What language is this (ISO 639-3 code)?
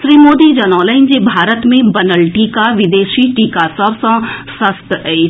mai